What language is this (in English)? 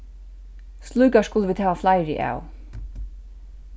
Faroese